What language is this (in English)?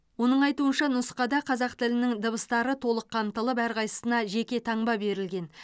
Kazakh